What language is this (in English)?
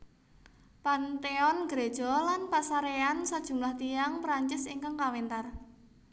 Javanese